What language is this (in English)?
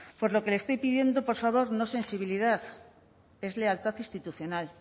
Spanish